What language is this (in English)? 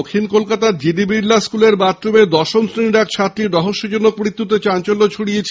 Bangla